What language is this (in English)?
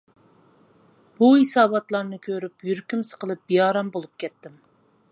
Uyghur